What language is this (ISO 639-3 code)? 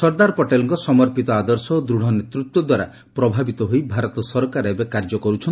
ori